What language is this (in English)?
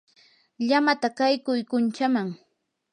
Yanahuanca Pasco Quechua